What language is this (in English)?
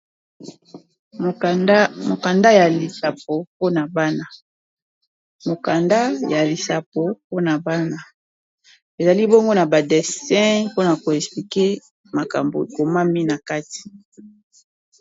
Lingala